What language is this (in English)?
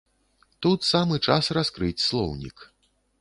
Belarusian